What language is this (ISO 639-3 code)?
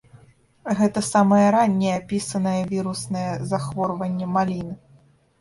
bel